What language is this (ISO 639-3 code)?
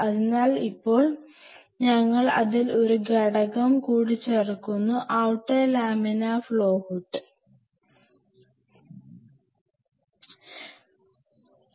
mal